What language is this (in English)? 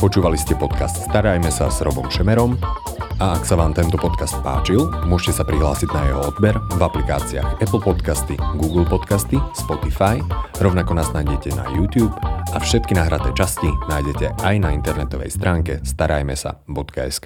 Slovak